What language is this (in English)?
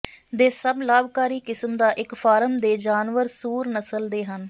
Punjabi